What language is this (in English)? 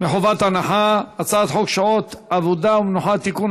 Hebrew